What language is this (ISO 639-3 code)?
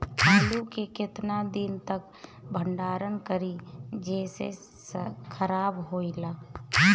bho